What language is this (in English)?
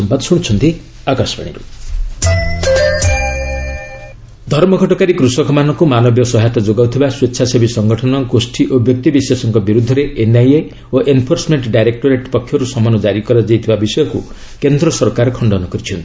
Odia